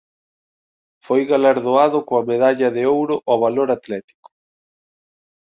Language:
Galician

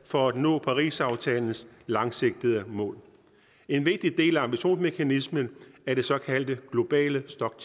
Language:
Danish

